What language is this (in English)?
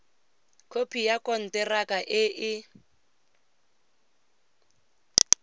Tswana